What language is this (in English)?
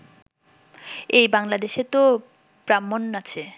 Bangla